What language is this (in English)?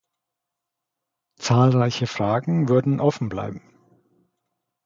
German